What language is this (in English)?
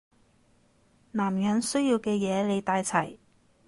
Cantonese